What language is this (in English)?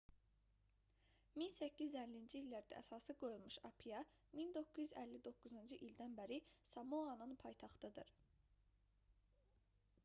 Azerbaijani